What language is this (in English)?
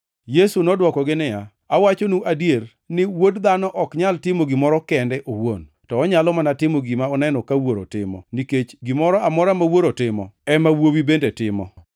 Luo (Kenya and Tanzania)